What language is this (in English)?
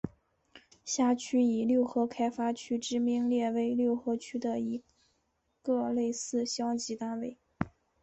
Chinese